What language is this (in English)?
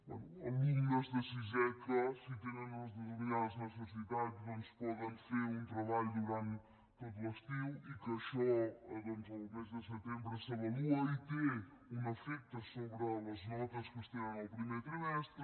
Catalan